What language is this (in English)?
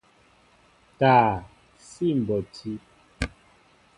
Mbo (Cameroon)